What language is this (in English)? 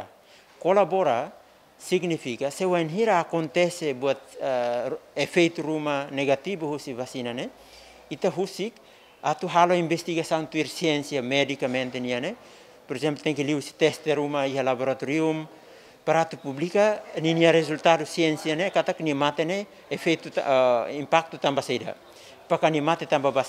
Dutch